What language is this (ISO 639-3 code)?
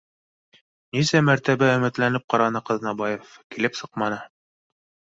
bak